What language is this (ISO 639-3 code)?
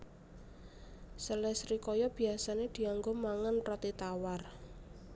jav